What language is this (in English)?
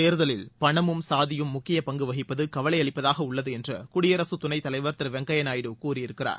Tamil